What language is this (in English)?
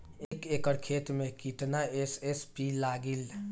Bhojpuri